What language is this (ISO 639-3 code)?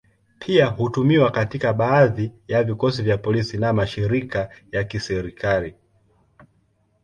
swa